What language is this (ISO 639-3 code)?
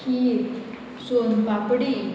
kok